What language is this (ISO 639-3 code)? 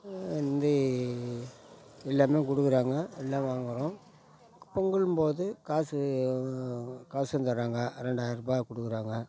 tam